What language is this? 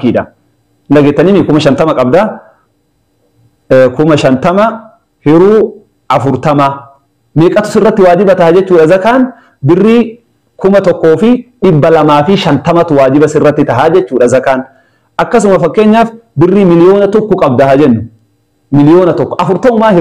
Arabic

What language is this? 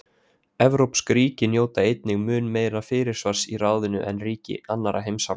Icelandic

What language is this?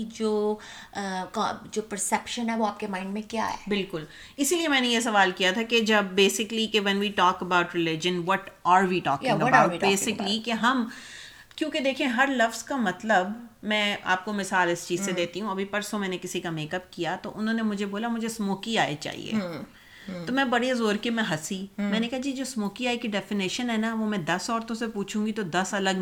Urdu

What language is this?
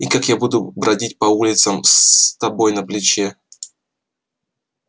Russian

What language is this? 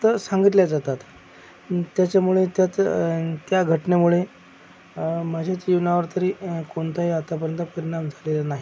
Marathi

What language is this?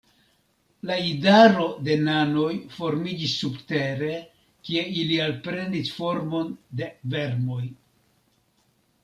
Esperanto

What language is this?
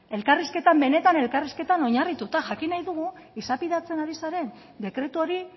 Basque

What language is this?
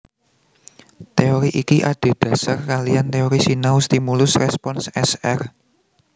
Javanese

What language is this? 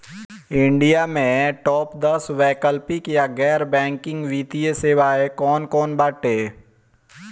Bhojpuri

